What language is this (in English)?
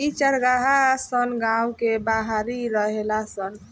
Bhojpuri